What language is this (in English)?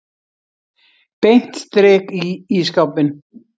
Icelandic